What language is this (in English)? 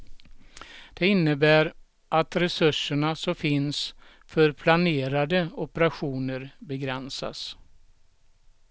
Swedish